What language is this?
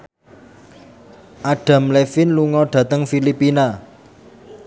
Javanese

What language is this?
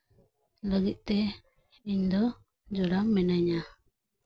Santali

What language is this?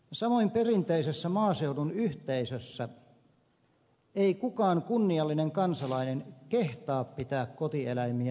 Finnish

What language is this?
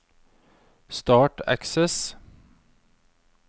Norwegian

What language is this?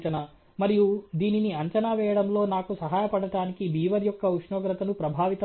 Telugu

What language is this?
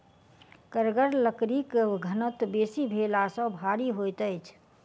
Maithili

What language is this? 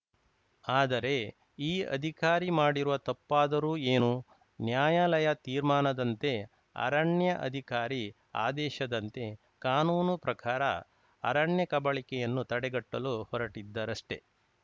Kannada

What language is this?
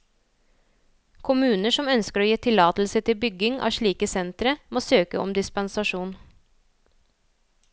Norwegian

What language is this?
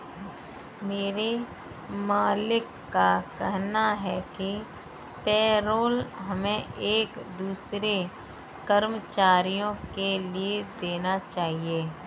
Hindi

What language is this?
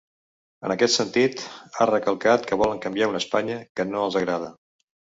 Catalan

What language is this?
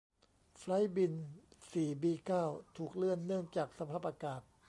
Thai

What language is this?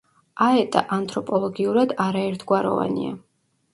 Georgian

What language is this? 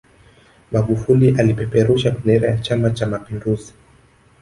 Swahili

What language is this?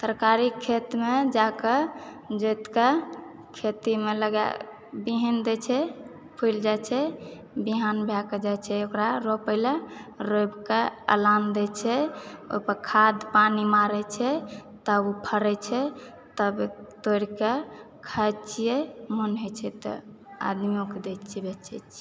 Maithili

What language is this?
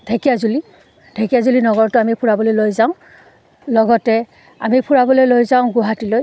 Assamese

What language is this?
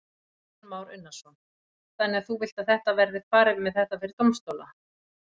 Icelandic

